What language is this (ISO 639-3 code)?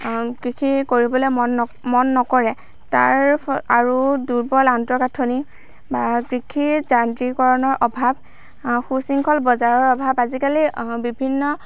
asm